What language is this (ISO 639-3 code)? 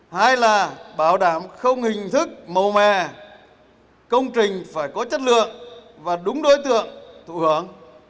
vie